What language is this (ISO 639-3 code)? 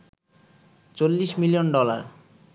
ben